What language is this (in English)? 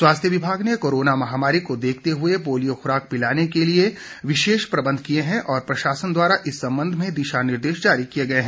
Hindi